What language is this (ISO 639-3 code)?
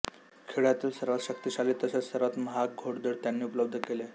mar